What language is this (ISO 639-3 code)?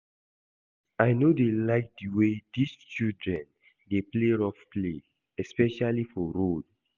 pcm